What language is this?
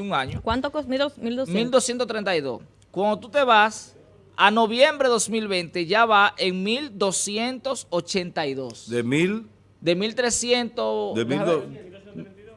Spanish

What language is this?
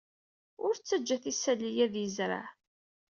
Kabyle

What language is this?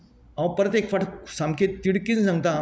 Konkani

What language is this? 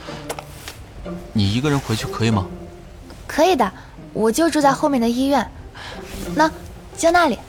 Chinese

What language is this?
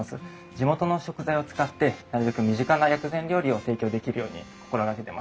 Japanese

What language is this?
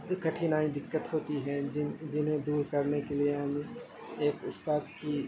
Urdu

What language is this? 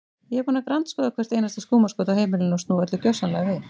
Icelandic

